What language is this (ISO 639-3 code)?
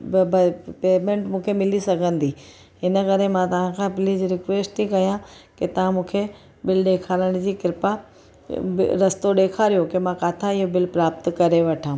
snd